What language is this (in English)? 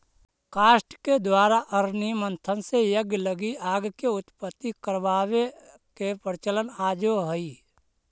Magahi